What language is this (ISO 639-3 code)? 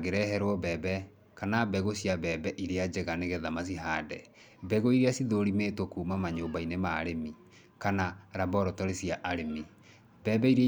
kik